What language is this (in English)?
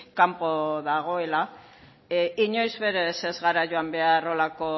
Basque